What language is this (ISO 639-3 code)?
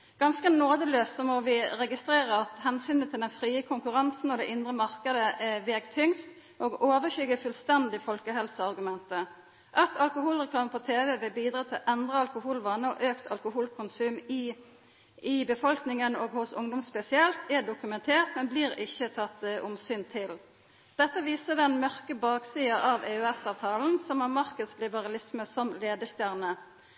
nno